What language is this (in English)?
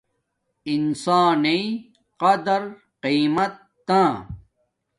Domaaki